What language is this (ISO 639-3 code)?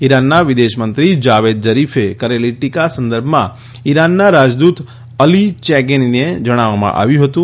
guj